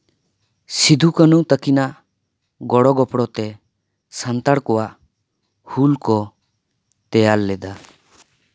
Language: Santali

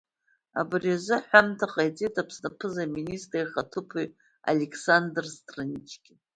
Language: Abkhazian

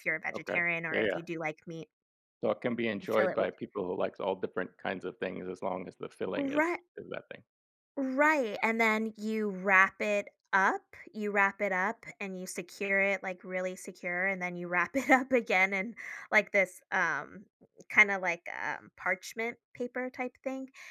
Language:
English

